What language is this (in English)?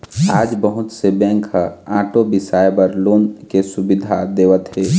Chhattisgarhi